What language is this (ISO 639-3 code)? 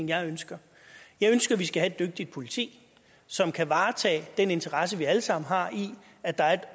dan